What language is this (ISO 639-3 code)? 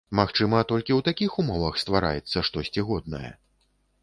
bel